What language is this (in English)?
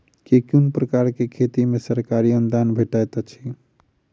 Maithili